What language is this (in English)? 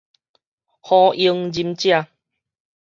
Min Nan Chinese